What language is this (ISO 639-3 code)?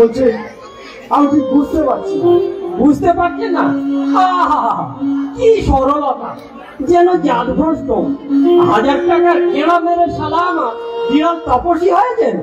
ara